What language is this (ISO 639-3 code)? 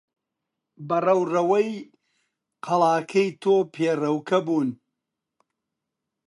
ckb